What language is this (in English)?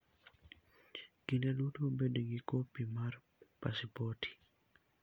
Luo (Kenya and Tanzania)